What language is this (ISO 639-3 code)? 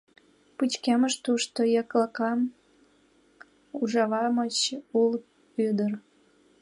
chm